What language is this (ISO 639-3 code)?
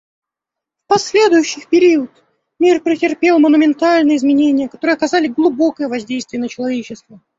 rus